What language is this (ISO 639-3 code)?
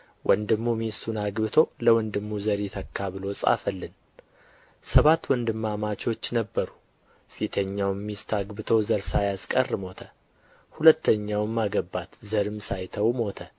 amh